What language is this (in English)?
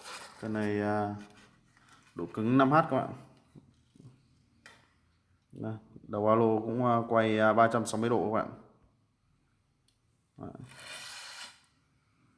Vietnamese